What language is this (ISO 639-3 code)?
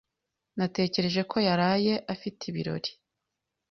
kin